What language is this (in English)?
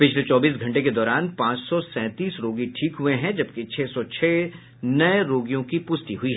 Hindi